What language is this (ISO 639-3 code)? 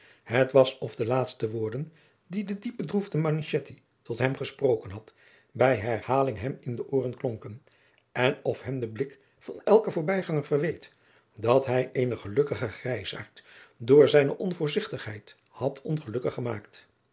nld